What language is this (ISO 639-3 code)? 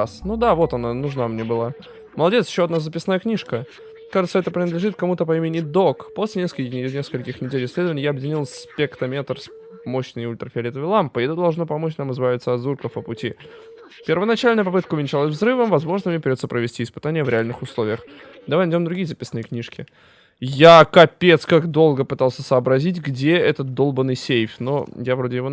rus